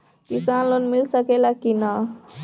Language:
Bhojpuri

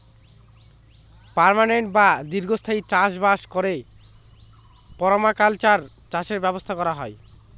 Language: Bangla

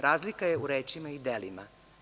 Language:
Serbian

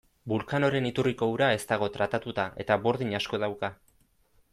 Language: Basque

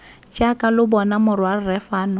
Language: Tswana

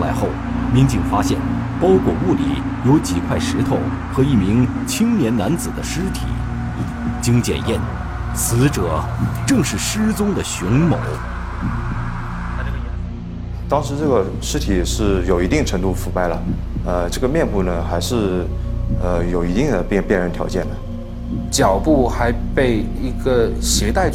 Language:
Chinese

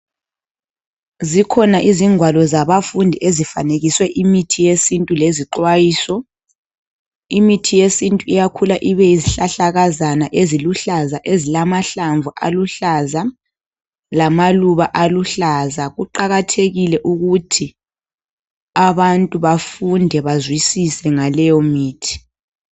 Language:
North Ndebele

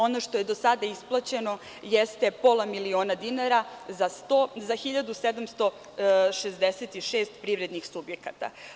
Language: Serbian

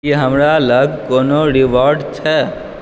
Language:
Maithili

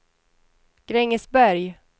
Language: Swedish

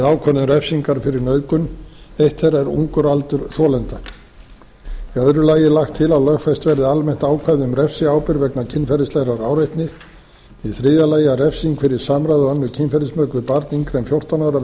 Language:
Icelandic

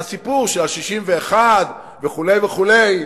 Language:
Hebrew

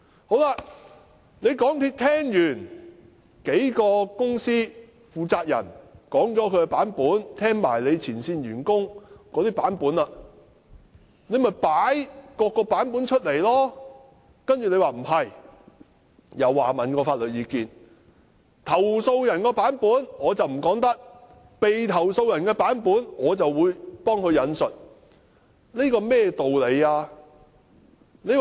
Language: Cantonese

